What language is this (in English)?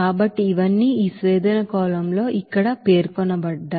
Telugu